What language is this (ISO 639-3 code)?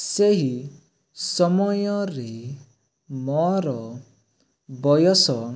ori